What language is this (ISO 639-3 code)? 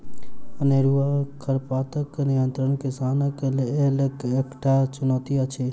mai